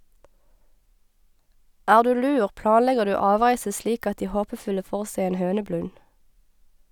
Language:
Norwegian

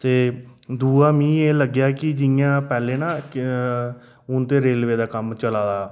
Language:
Dogri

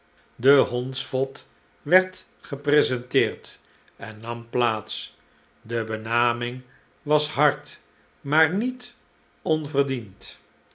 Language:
Dutch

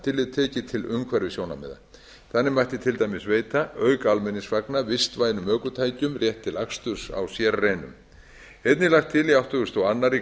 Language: Icelandic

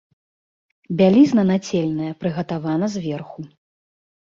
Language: Belarusian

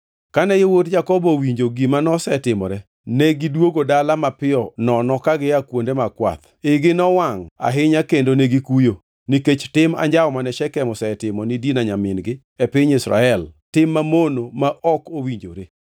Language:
Luo (Kenya and Tanzania)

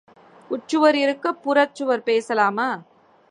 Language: Tamil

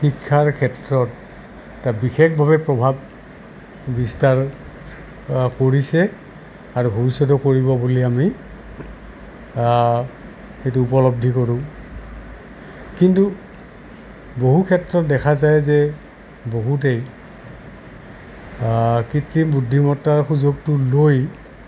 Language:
Assamese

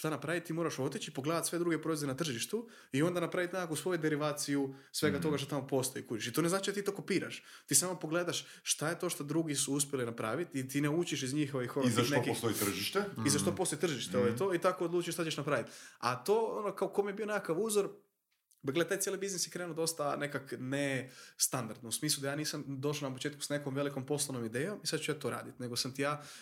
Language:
Croatian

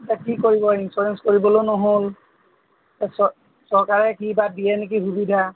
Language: Assamese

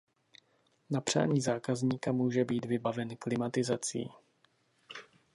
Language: Czech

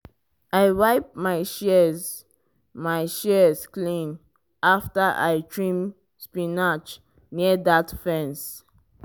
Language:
Nigerian Pidgin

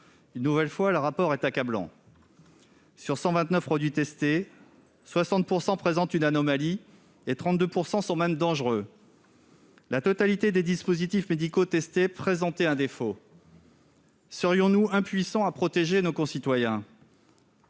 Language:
French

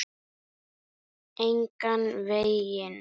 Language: Icelandic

